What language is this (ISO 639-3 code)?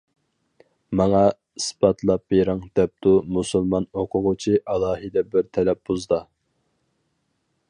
uig